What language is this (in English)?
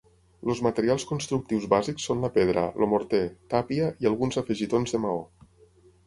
Catalan